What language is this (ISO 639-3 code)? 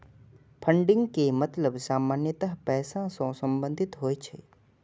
mai